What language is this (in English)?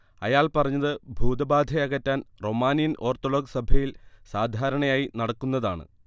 Malayalam